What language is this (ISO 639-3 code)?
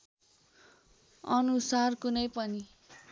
nep